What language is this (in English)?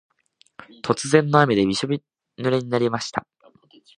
Japanese